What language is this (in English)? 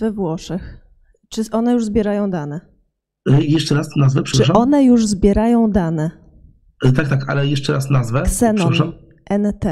Polish